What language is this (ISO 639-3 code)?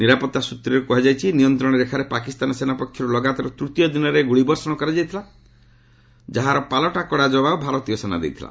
ori